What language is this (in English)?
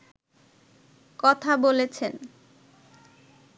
Bangla